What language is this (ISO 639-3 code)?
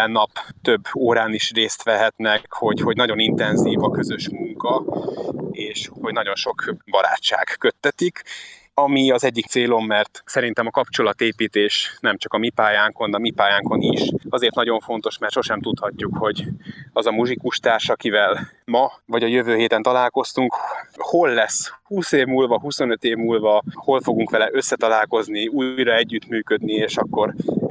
hun